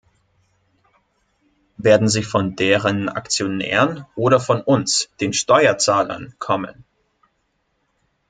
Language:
German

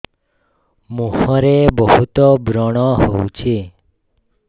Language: Odia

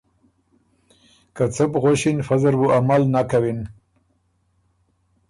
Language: Ormuri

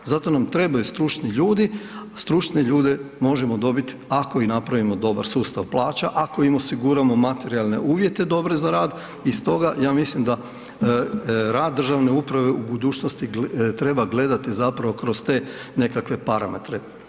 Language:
Croatian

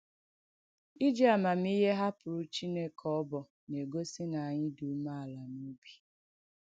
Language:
Igbo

